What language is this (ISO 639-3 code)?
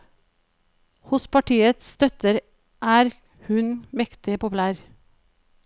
nor